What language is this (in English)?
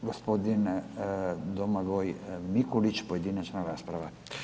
Croatian